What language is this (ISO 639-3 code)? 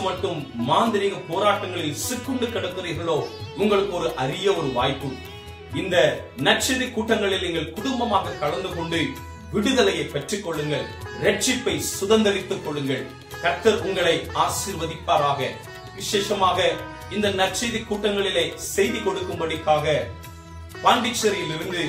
tam